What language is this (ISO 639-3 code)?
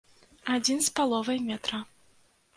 bel